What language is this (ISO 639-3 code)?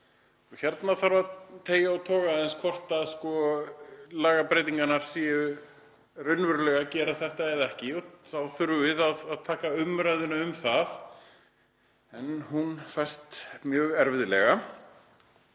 isl